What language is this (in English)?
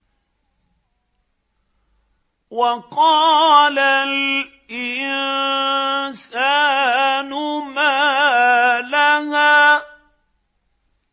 Arabic